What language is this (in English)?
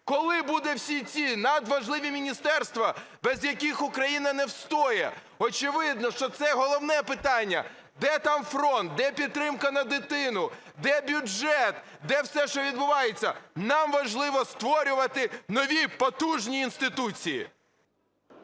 Ukrainian